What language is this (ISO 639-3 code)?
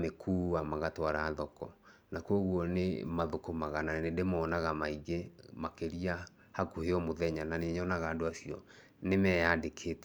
kik